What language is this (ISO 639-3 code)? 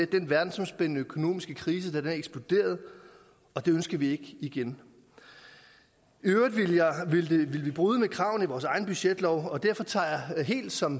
dan